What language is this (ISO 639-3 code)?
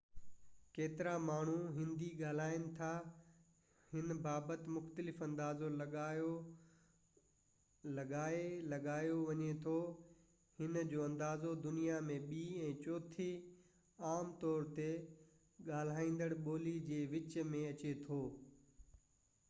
snd